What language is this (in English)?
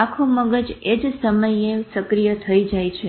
Gujarati